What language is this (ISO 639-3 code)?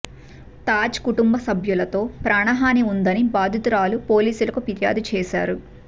tel